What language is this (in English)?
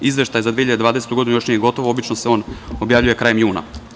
Serbian